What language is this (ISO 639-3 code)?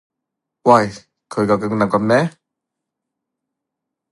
yue